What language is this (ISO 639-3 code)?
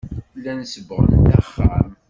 kab